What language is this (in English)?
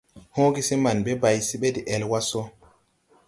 Tupuri